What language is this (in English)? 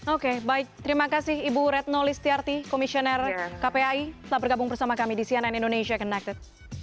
Indonesian